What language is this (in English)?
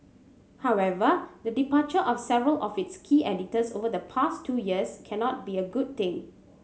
English